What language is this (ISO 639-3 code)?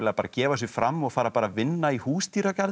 isl